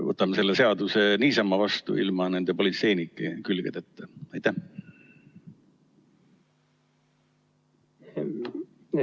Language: Estonian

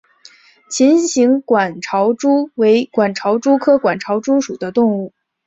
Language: Chinese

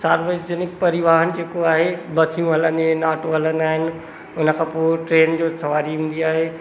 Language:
Sindhi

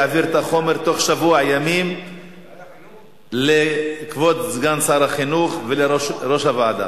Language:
Hebrew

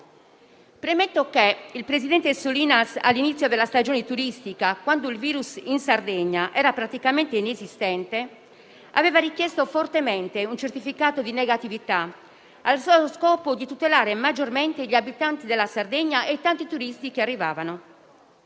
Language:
Italian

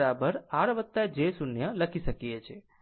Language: Gujarati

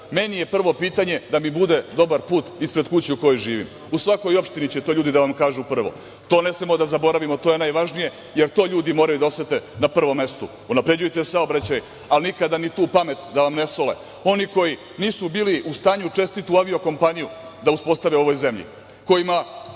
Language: Serbian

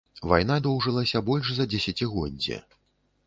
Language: Belarusian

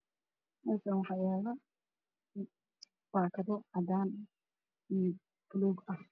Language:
Somali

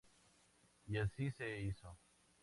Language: Spanish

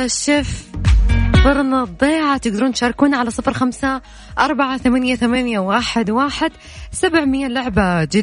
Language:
Arabic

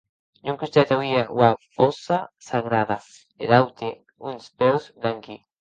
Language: Occitan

